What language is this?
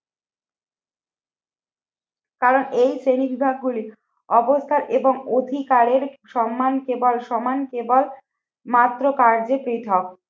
Bangla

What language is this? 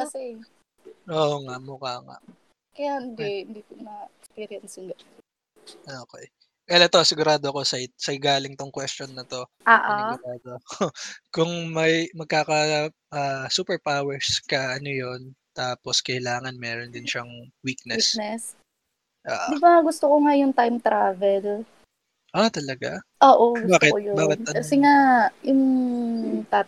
Filipino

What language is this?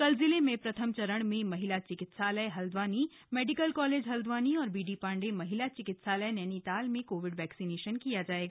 Hindi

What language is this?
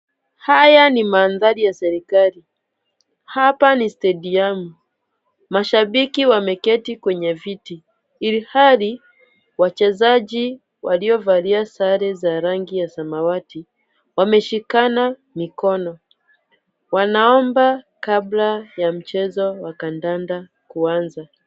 Swahili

